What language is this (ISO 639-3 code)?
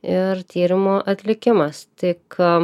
lit